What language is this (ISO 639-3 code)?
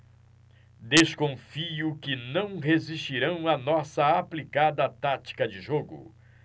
por